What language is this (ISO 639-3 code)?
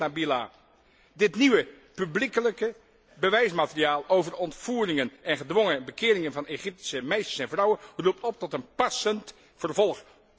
nld